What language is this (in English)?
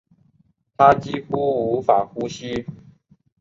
Chinese